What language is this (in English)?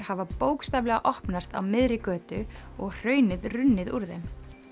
Icelandic